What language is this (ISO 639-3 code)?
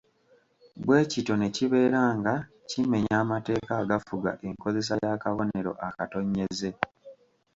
lug